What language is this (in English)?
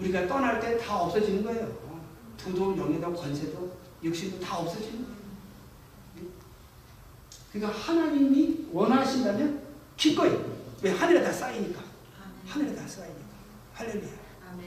Korean